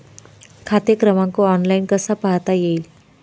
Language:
Marathi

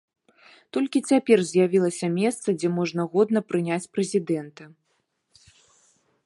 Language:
Belarusian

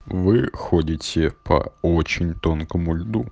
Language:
Russian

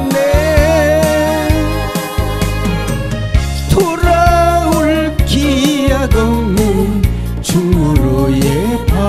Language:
Korean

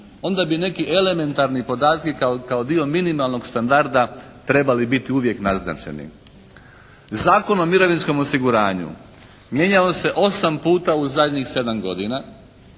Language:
Croatian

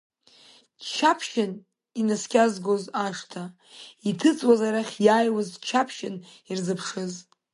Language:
Abkhazian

